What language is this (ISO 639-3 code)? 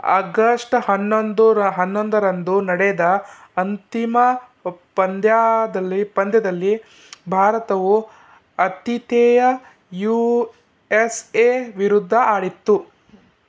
kan